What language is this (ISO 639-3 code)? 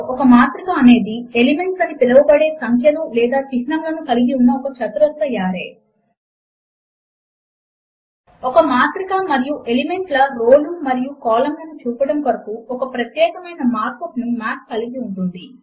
tel